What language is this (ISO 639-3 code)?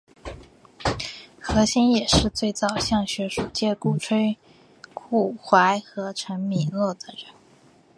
zho